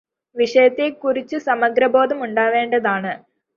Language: Malayalam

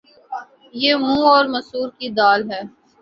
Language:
Urdu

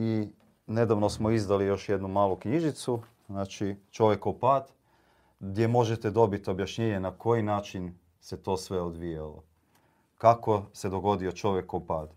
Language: Croatian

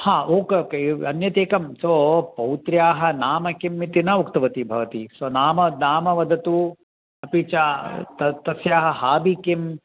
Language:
Sanskrit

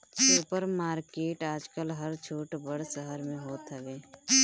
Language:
Bhojpuri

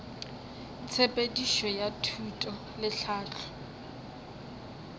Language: Northern Sotho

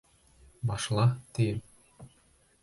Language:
Bashkir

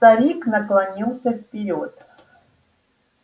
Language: Russian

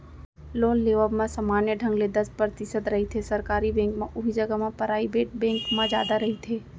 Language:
Chhattisgarhi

